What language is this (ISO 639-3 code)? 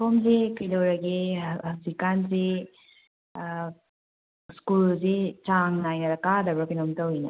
mni